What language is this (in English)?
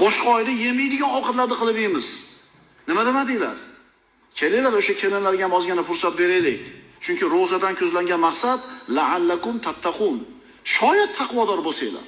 Turkish